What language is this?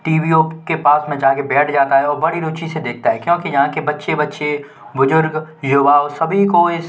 Hindi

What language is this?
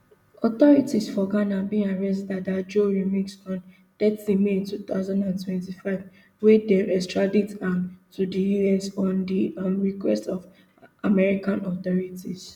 Nigerian Pidgin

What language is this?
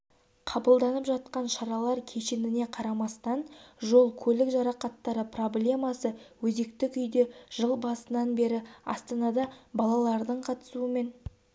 Kazakh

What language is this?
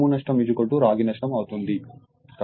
Telugu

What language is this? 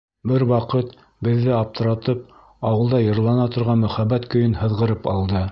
Bashkir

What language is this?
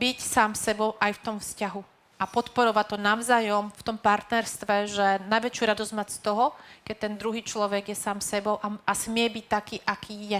Slovak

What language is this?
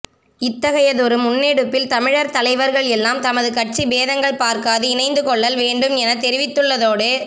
Tamil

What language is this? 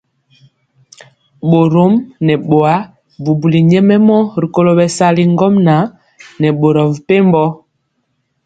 Mpiemo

